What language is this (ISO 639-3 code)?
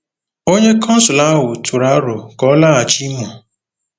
ibo